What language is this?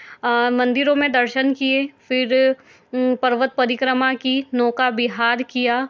Hindi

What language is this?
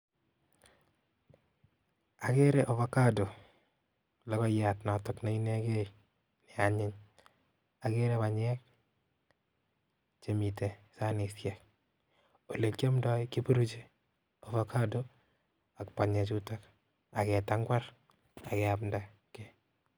Kalenjin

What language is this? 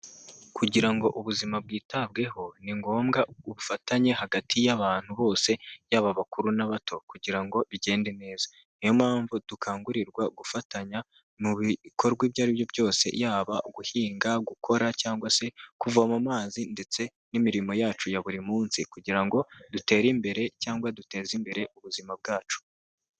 Kinyarwanda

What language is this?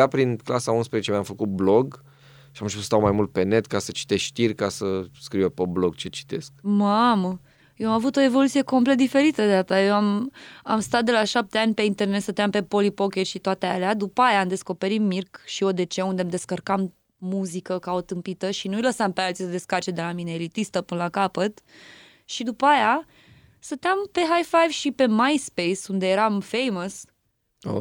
Romanian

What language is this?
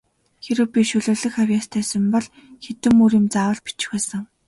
Mongolian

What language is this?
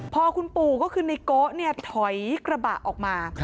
Thai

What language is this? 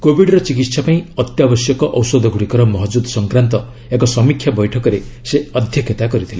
Odia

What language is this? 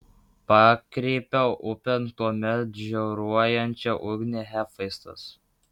Lithuanian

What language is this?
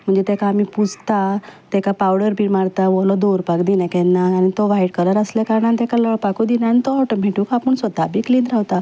Konkani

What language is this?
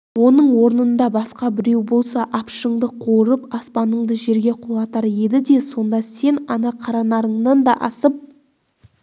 Kazakh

